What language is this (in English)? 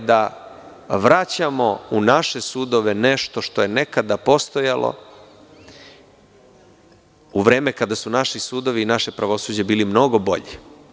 Serbian